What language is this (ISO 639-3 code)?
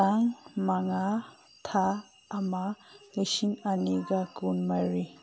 mni